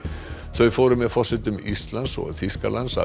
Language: Icelandic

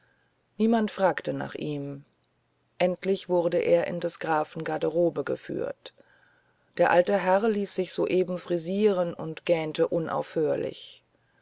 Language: German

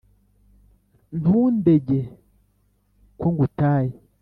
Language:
Kinyarwanda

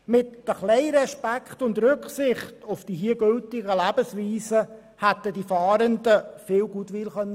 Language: Swiss German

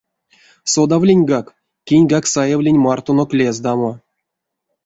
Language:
Erzya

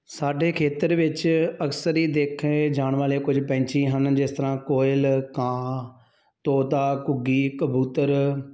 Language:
Punjabi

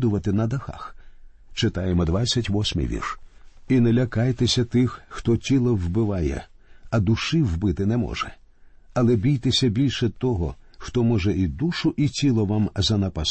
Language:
Ukrainian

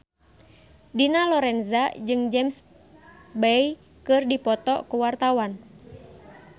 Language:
Sundanese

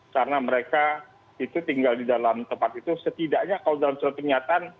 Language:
Indonesian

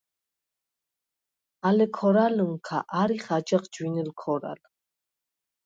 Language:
Svan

